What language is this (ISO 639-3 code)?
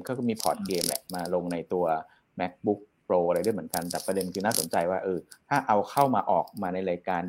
tha